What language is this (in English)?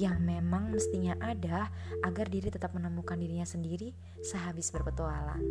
Indonesian